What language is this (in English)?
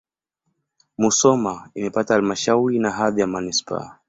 Swahili